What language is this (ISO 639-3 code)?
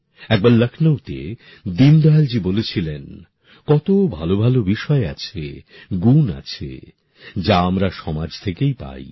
ben